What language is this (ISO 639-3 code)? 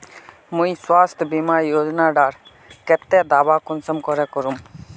mag